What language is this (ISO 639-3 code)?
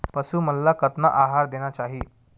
hne